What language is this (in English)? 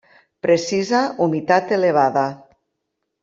Catalan